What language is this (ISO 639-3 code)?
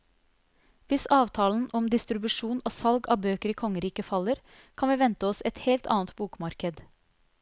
nor